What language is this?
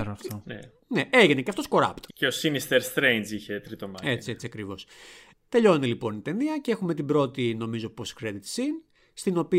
Greek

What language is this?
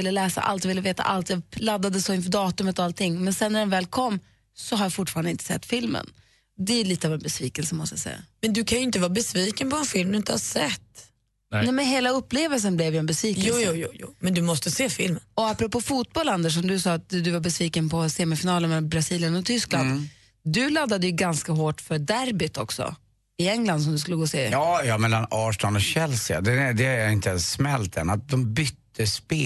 Swedish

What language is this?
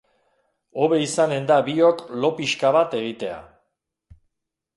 Basque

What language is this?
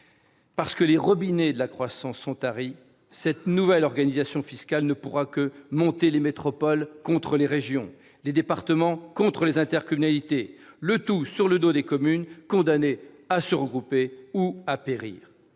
French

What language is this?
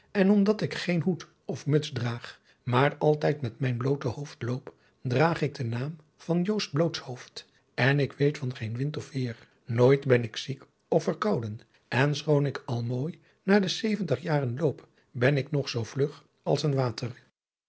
Dutch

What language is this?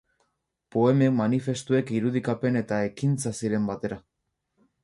Basque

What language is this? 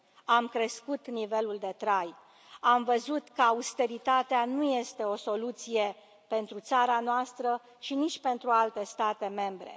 Romanian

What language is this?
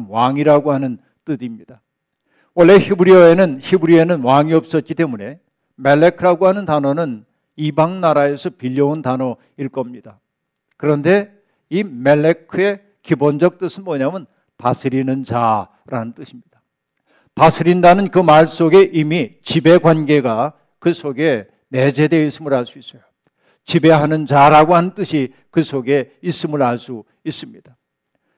Korean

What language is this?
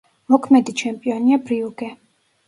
Georgian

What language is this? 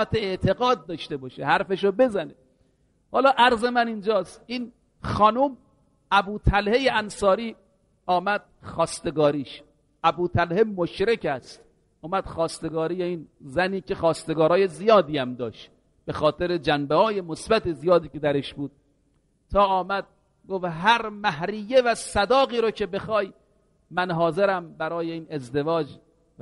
Persian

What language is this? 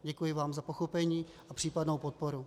Czech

